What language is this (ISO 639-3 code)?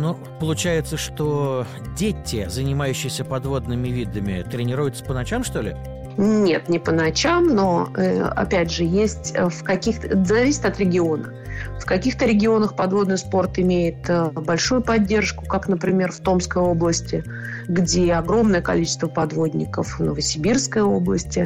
rus